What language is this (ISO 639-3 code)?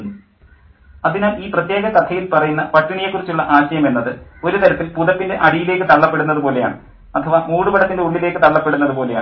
mal